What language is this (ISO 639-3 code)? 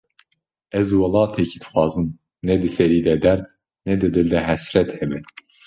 kur